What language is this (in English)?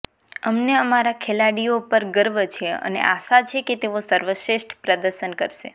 Gujarati